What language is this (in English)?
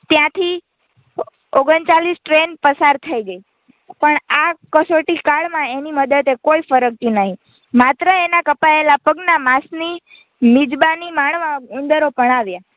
Gujarati